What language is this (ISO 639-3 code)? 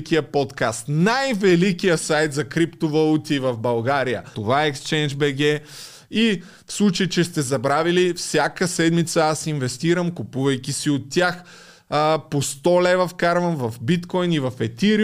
bul